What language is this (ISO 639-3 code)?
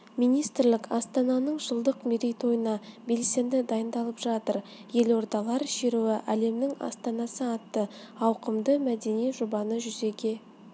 kaz